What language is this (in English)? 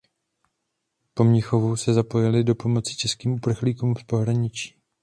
Czech